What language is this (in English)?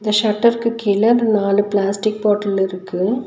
Tamil